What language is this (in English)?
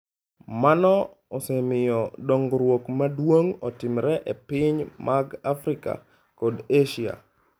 Luo (Kenya and Tanzania)